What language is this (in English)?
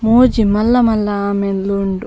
Tulu